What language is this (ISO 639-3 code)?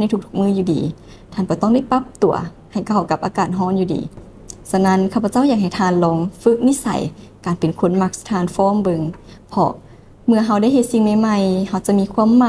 tha